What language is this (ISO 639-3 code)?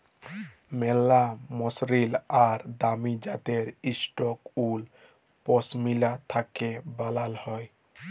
ben